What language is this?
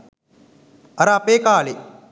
Sinhala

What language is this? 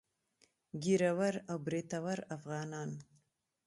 Pashto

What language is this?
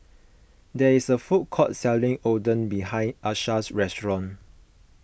English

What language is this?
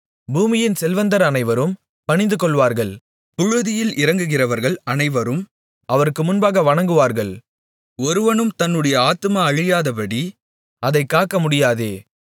Tamil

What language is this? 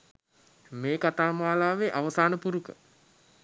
Sinhala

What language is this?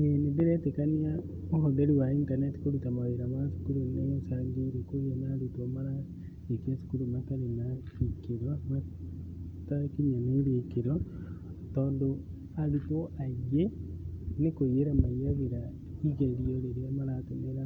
Kikuyu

